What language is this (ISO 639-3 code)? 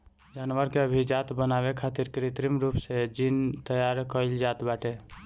bho